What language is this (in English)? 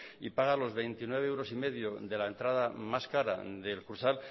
Spanish